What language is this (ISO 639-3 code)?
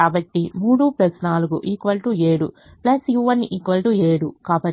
tel